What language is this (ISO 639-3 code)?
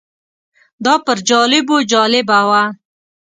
pus